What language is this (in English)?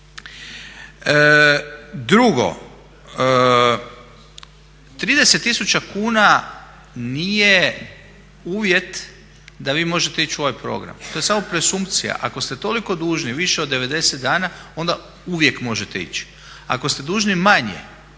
Croatian